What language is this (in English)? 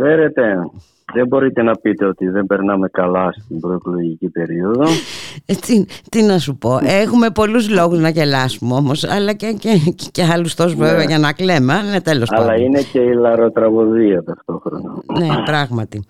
Greek